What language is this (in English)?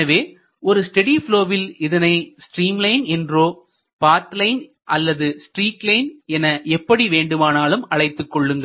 Tamil